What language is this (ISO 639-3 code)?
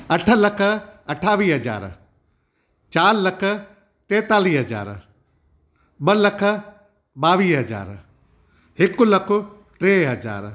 snd